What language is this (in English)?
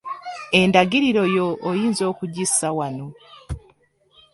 Ganda